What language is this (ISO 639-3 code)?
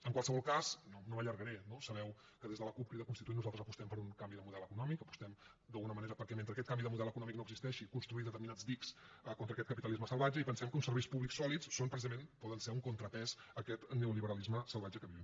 cat